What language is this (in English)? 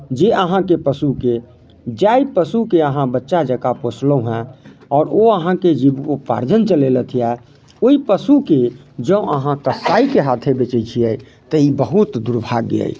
Maithili